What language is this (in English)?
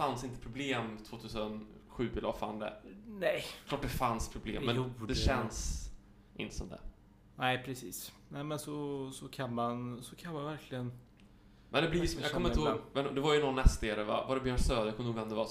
Swedish